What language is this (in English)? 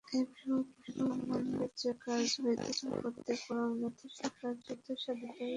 Bangla